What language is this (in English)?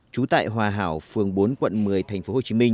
Vietnamese